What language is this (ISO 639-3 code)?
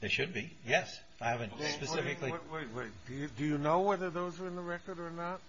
eng